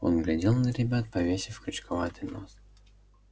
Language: Russian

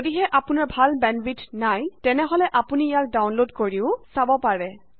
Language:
Assamese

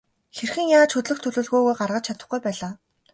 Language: Mongolian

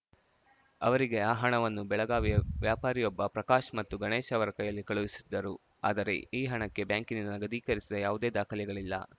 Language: Kannada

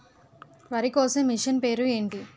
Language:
Telugu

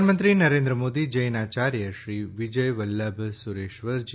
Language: Gujarati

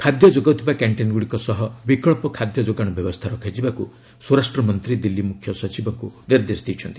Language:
Odia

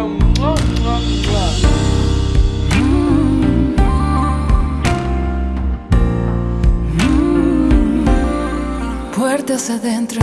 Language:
Spanish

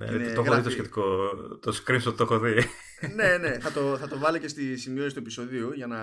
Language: Greek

